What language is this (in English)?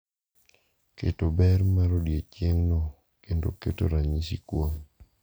Luo (Kenya and Tanzania)